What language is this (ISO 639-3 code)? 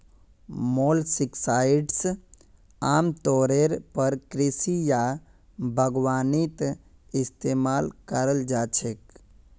mag